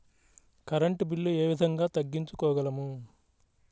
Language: Telugu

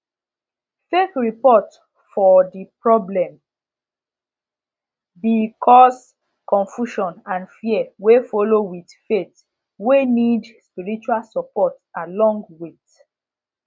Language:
Nigerian Pidgin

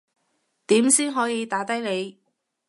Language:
Cantonese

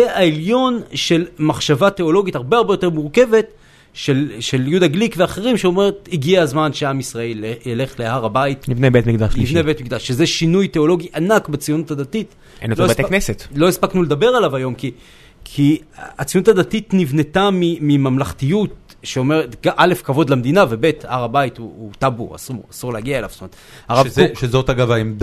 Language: Hebrew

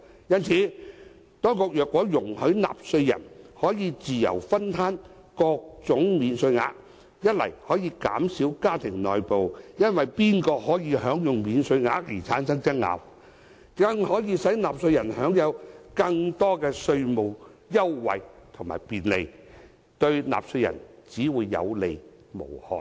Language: Cantonese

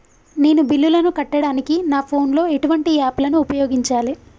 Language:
Telugu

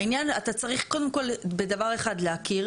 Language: Hebrew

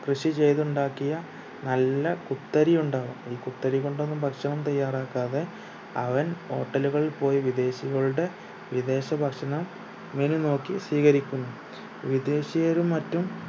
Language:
Malayalam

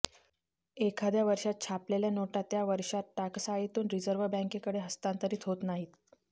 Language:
Marathi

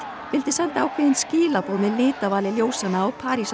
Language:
Icelandic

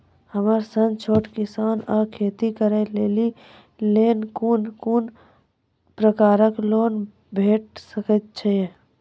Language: Maithili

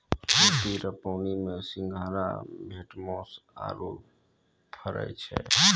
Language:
Maithili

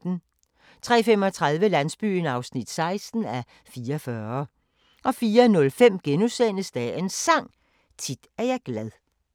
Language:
Danish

